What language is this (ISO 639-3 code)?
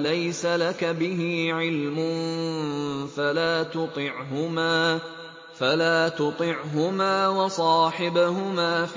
ara